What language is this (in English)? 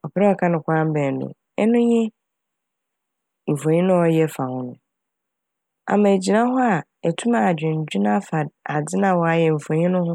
Akan